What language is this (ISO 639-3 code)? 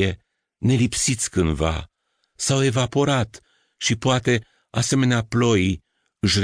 ron